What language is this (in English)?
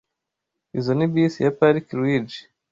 Kinyarwanda